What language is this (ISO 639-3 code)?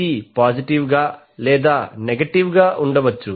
tel